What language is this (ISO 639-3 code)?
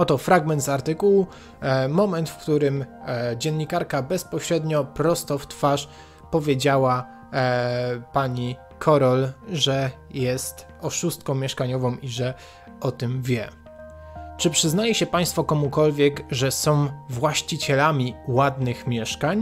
pol